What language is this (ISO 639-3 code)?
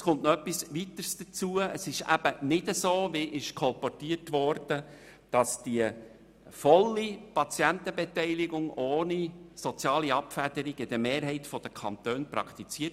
gsw